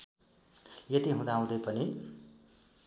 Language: Nepali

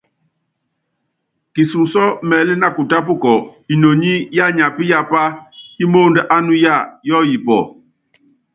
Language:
Yangben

